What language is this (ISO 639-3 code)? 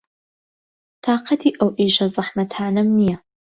ckb